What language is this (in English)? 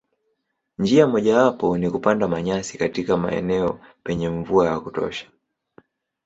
Swahili